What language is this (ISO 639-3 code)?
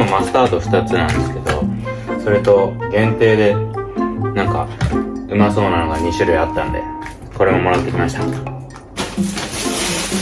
jpn